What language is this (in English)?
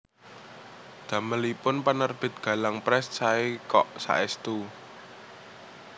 Javanese